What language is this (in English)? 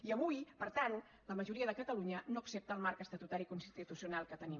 Catalan